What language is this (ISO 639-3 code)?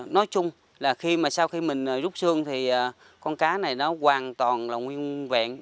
vie